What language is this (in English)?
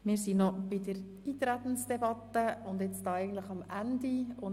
Swiss German